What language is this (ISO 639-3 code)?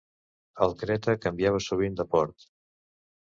cat